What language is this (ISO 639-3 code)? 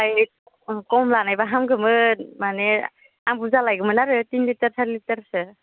brx